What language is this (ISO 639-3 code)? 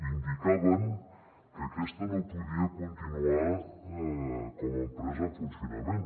cat